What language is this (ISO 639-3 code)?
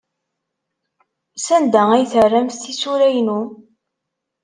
kab